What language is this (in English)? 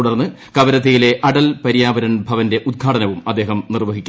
Malayalam